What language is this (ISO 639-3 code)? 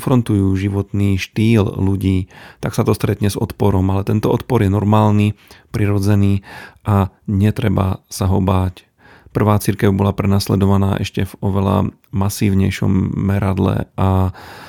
slk